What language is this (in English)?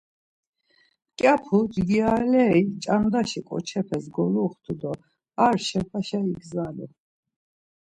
Laz